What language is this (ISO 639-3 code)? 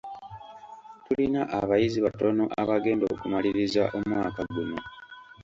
lug